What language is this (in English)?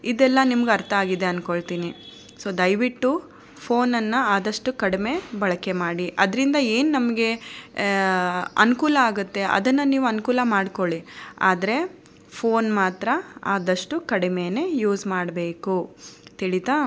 Kannada